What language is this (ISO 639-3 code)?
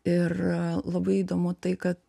lit